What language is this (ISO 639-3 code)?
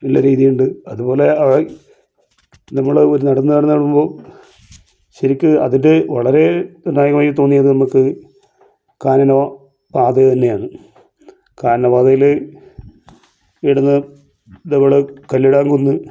mal